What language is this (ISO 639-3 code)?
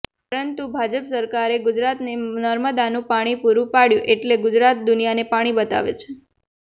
guj